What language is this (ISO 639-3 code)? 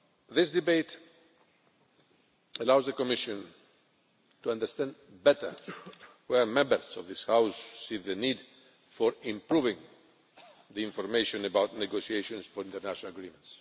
eng